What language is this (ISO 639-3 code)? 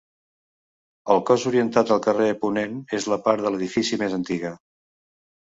cat